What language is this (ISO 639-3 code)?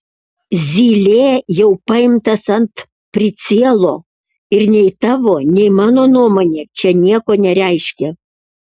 lit